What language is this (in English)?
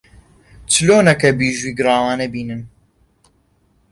Central Kurdish